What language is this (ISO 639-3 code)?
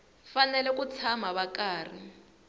tso